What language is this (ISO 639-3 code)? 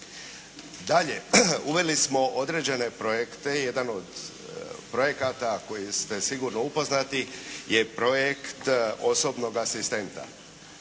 hrv